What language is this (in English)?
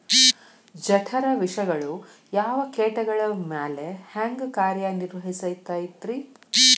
Kannada